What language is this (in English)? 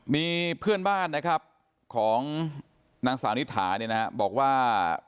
Thai